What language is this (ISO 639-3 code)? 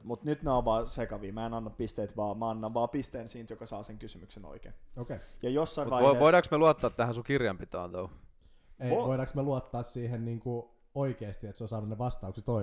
fin